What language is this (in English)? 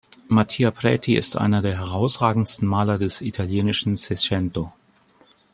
German